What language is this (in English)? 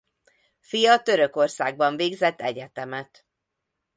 Hungarian